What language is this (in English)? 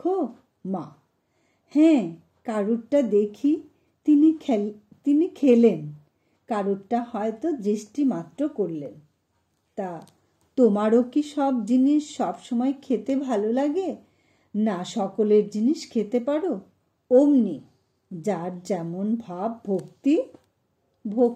Bangla